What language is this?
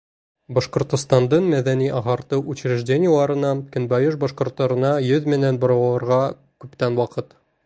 Bashkir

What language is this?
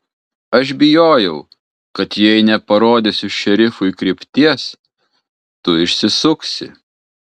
Lithuanian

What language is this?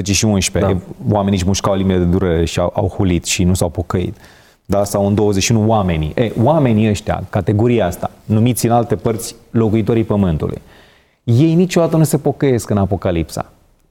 Romanian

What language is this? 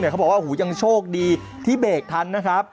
Thai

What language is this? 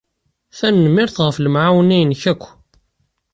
Kabyle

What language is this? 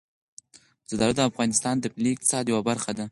Pashto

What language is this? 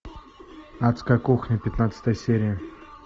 Russian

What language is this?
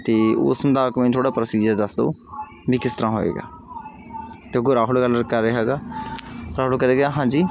Punjabi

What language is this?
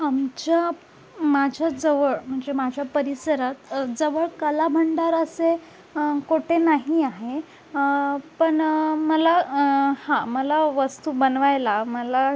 Marathi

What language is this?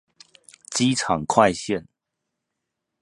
Chinese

